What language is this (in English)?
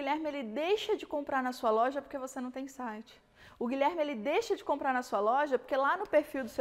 Portuguese